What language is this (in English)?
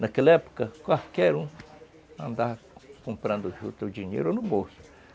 Portuguese